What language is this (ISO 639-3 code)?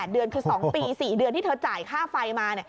tha